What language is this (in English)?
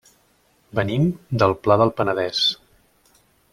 Catalan